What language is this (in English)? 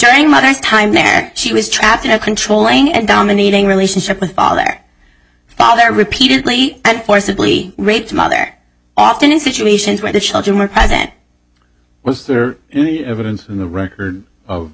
English